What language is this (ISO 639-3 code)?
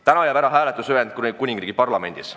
est